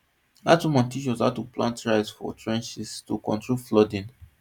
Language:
Nigerian Pidgin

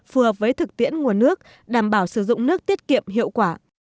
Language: Vietnamese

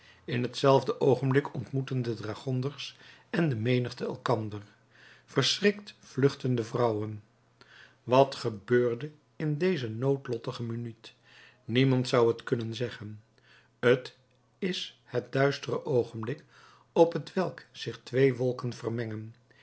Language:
Dutch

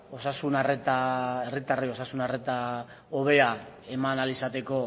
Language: Basque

